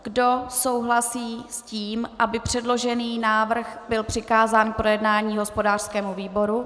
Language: Czech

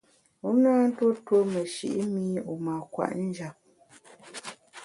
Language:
Bamun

